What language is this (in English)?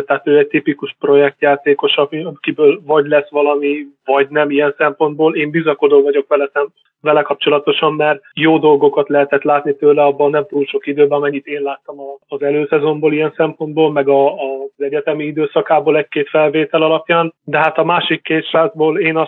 Hungarian